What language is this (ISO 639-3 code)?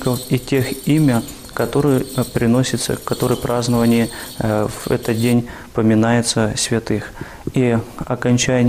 rus